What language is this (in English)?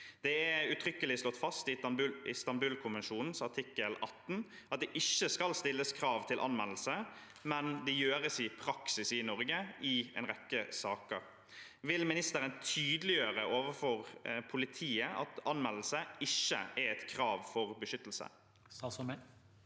Norwegian